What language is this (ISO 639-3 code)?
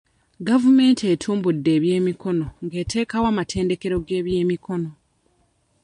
lug